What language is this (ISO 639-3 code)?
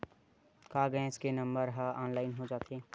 hne